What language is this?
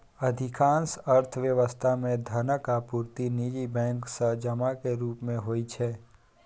Maithili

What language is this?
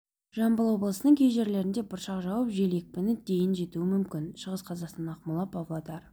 Kazakh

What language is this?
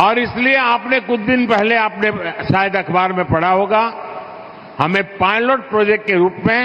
Hindi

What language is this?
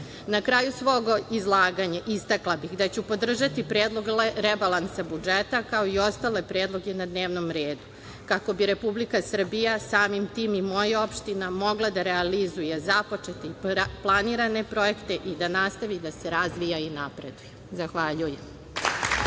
Serbian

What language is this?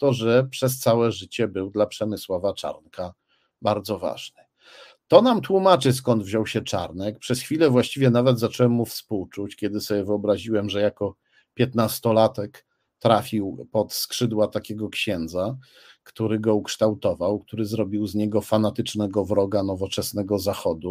Polish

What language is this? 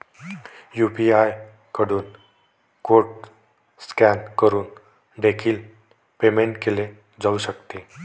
Marathi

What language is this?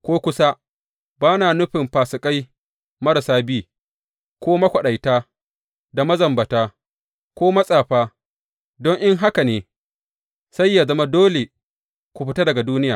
Hausa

